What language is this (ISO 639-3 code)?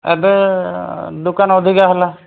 ori